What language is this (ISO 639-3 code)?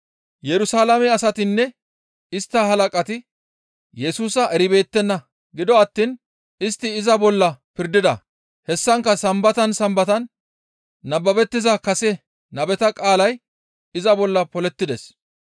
gmv